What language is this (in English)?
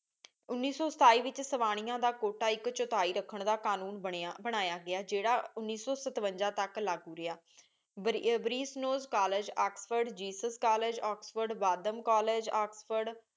Punjabi